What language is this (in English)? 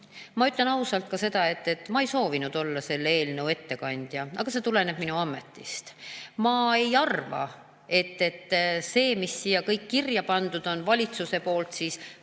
Estonian